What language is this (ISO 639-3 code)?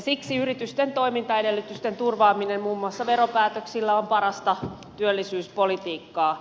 fin